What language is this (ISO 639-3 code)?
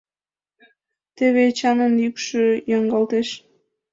chm